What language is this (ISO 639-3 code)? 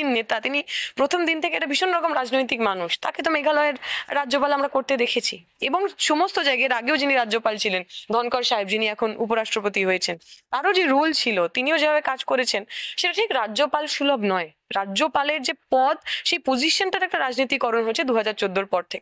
ron